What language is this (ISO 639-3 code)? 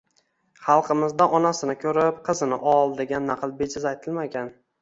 uzb